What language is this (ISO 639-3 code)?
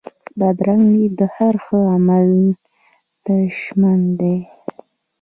pus